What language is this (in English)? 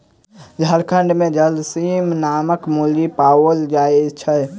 Maithili